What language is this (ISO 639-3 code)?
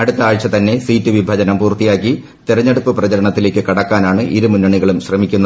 mal